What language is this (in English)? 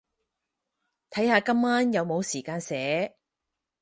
Cantonese